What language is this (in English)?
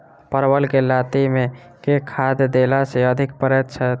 Maithili